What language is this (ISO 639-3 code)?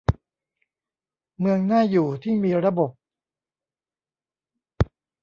tha